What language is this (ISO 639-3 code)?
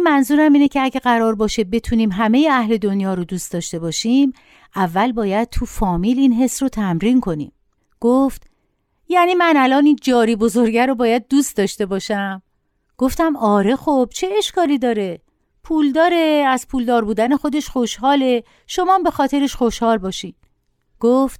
fas